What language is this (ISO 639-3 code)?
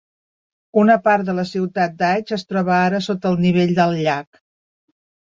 cat